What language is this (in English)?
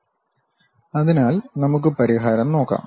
Malayalam